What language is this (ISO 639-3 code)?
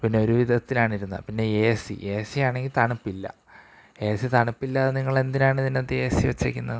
mal